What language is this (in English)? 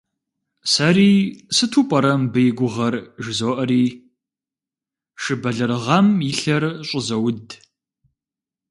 Kabardian